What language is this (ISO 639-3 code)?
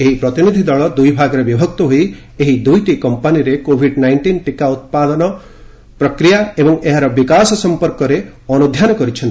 ori